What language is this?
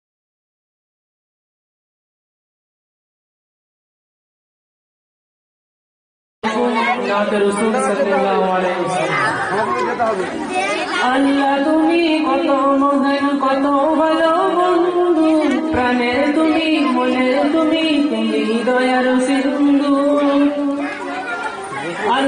Romanian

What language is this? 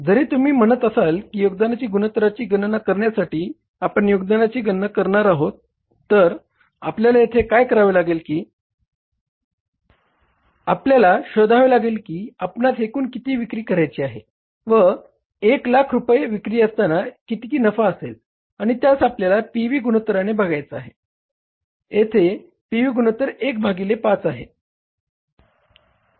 Marathi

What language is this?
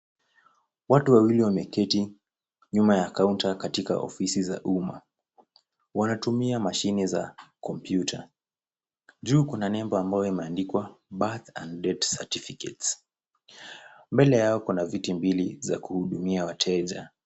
Swahili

